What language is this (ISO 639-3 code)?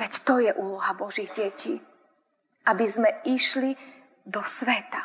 slk